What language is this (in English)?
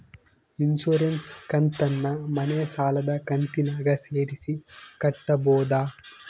Kannada